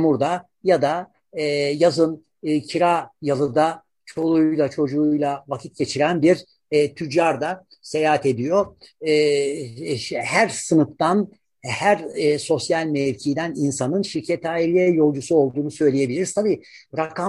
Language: Turkish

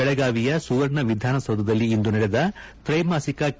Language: Kannada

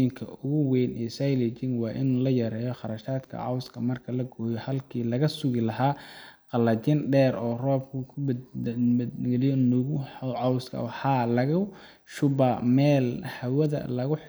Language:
Somali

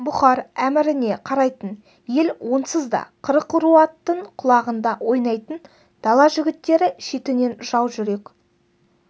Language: Kazakh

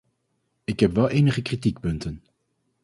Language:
Dutch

